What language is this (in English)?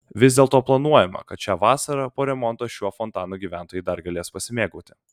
Lithuanian